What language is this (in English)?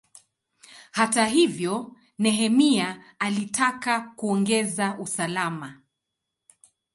Swahili